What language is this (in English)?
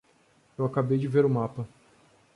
Portuguese